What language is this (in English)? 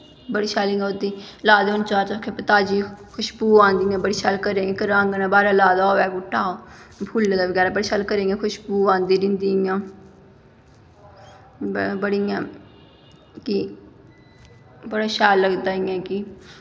Dogri